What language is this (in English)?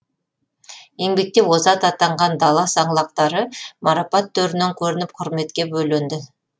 Kazakh